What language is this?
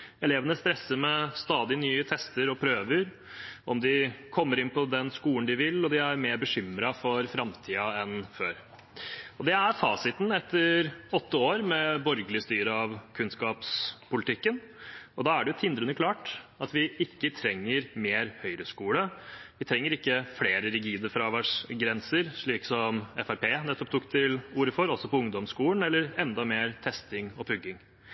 Norwegian Bokmål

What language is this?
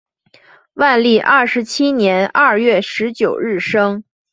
Chinese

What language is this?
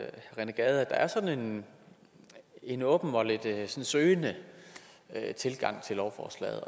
Danish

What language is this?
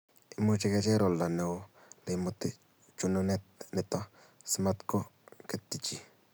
Kalenjin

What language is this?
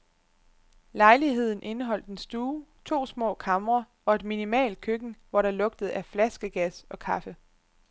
Danish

